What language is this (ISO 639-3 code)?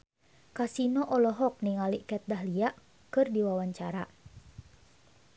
sun